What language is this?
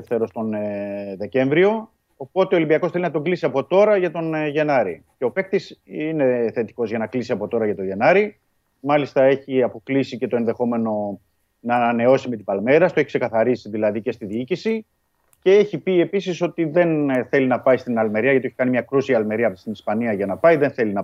Greek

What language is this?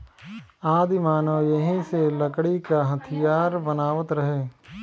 Bhojpuri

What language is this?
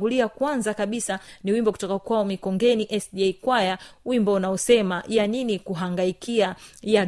Swahili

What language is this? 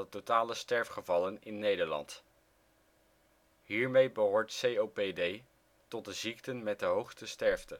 Dutch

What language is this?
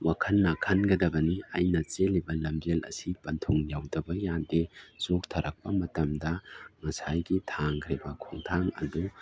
Manipuri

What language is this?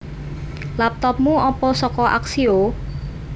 Javanese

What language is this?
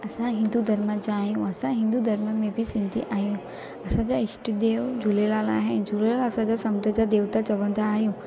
Sindhi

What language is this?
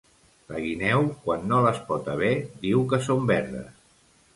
Catalan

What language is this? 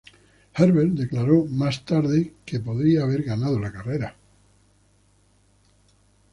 Spanish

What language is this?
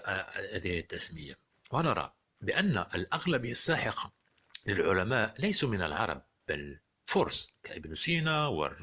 Arabic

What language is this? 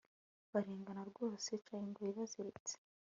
Kinyarwanda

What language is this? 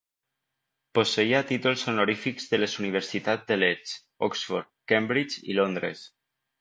Catalan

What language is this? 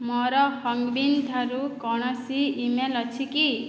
Odia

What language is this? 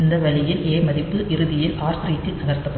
Tamil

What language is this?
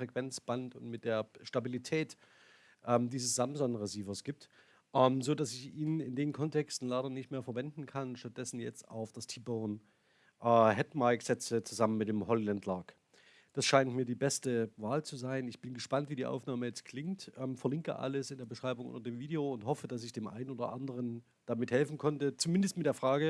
German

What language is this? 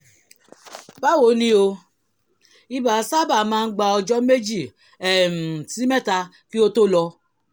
Yoruba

